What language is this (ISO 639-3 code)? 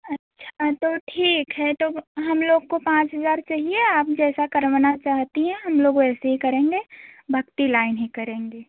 hin